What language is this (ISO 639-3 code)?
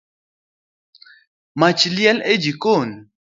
luo